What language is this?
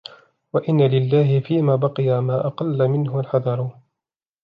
Arabic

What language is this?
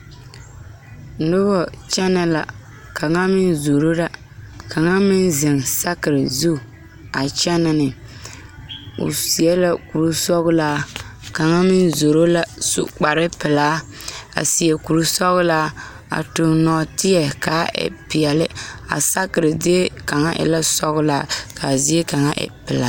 Southern Dagaare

